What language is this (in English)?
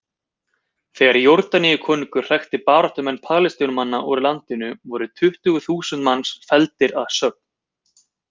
Icelandic